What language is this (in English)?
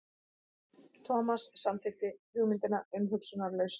Icelandic